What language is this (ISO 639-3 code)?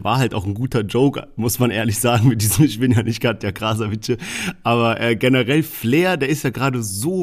deu